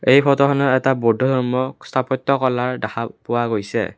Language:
Assamese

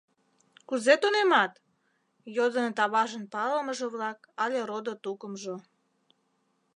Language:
Mari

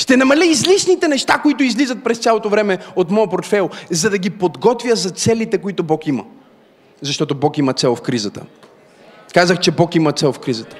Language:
Bulgarian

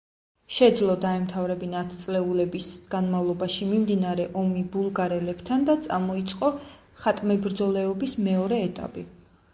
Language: Georgian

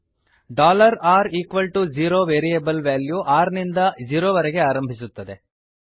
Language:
Kannada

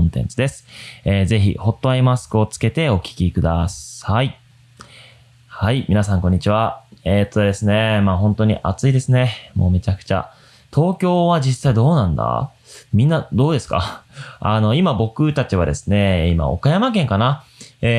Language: Japanese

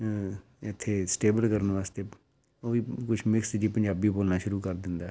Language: Punjabi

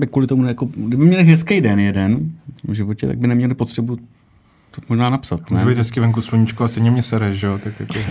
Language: Czech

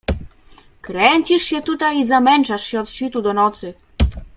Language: Polish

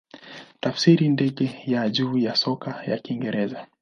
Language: Swahili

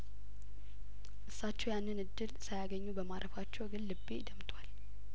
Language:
Amharic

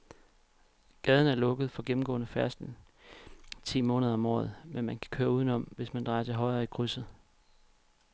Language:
Danish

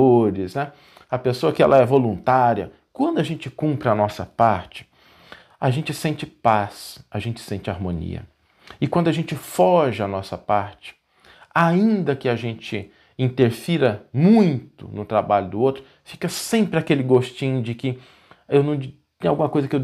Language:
Portuguese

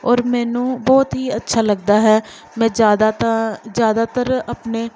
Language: Punjabi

